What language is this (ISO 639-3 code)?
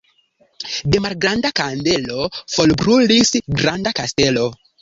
epo